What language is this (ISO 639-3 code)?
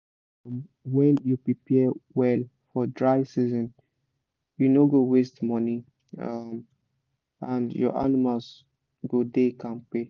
pcm